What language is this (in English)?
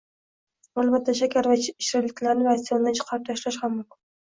Uzbek